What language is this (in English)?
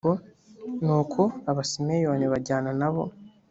Kinyarwanda